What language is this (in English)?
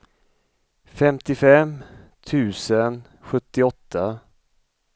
Swedish